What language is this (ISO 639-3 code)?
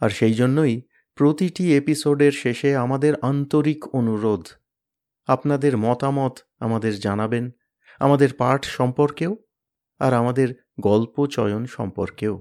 ben